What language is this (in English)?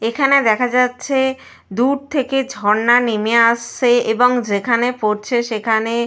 Bangla